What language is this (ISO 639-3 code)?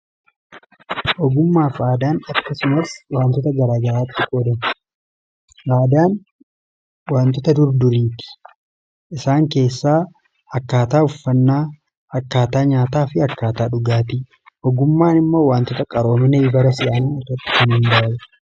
orm